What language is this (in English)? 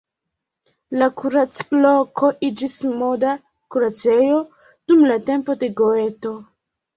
Esperanto